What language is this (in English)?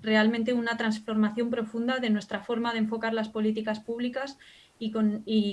Spanish